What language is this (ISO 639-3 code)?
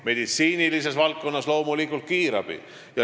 est